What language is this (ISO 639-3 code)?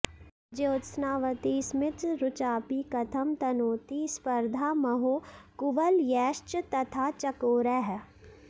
san